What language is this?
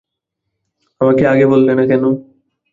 Bangla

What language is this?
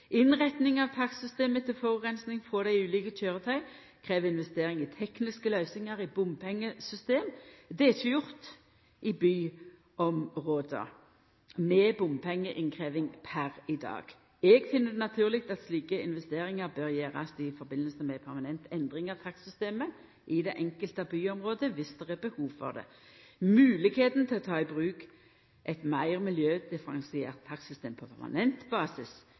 Norwegian Nynorsk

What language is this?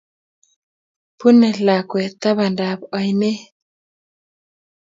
Kalenjin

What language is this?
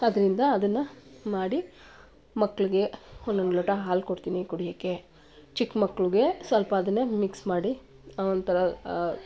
Kannada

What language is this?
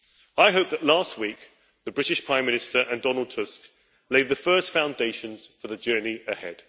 English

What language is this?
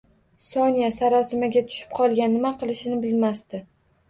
Uzbek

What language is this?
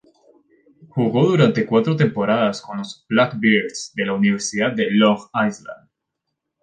Spanish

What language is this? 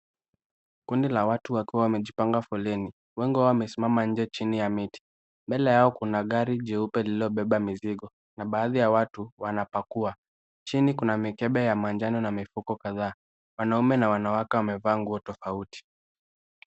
Swahili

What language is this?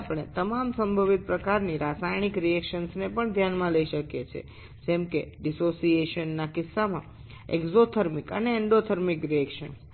Bangla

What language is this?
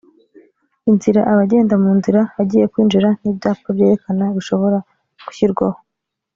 Kinyarwanda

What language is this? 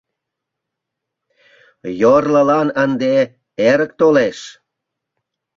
Mari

